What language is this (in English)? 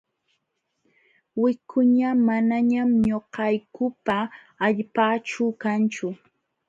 Jauja Wanca Quechua